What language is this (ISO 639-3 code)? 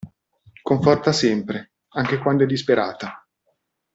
ita